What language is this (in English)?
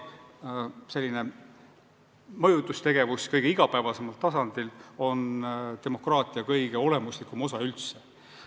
Estonian